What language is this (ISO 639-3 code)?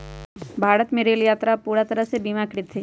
mag